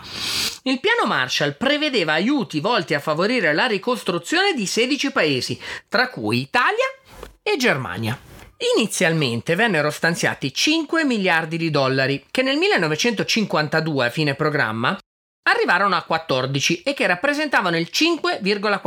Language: Italian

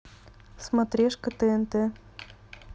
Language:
Russian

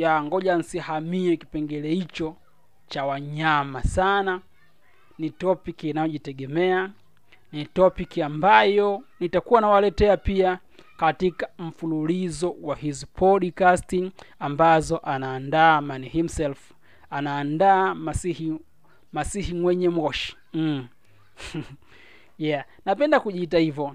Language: Swahili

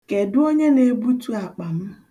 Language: Igbo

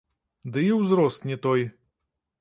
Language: Belarusian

